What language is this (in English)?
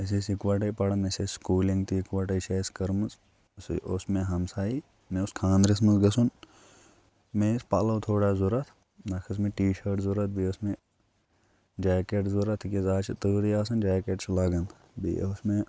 Kashmiri